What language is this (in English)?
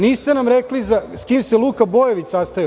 Serbian